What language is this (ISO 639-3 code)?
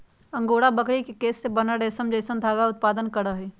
mag